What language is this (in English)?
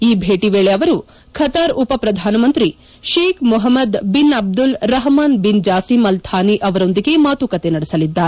Kannada